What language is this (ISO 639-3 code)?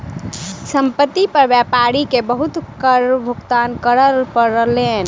mai